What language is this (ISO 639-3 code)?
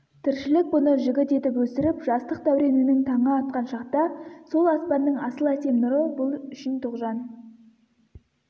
kaz